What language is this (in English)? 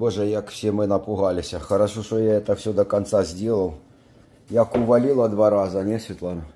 Russian